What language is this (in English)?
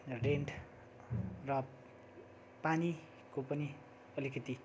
Nepali